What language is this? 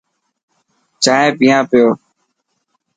Dhatki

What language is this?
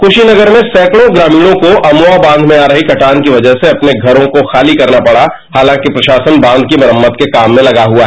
Hindi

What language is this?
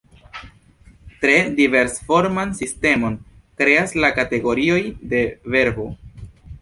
Esperanto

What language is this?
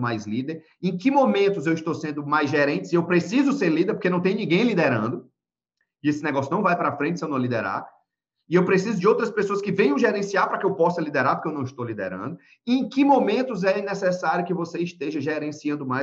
Portuguese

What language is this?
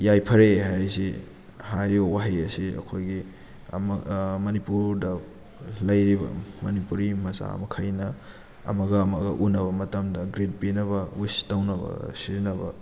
Manipuri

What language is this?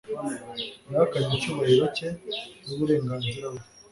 Kinyarwanda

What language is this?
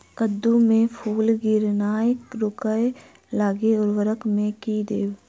Maithili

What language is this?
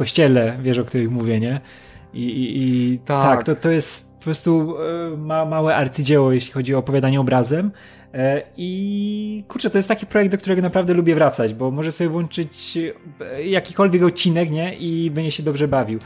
Polish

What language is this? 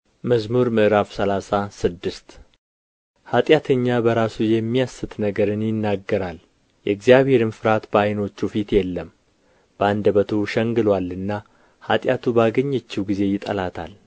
Amharic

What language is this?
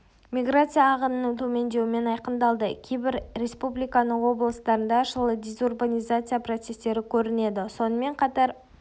Kazakh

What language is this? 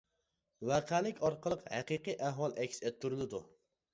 Uyghur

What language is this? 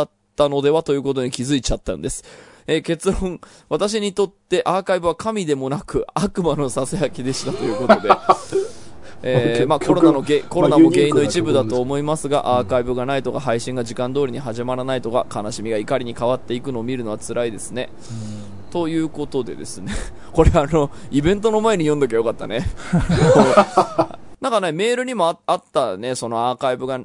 Japanese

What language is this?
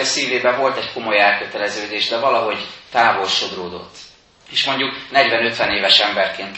Hungarian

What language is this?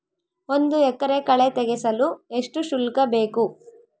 Kannada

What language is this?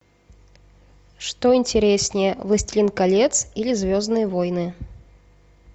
Russian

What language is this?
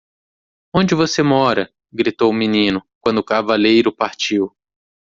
Portuguese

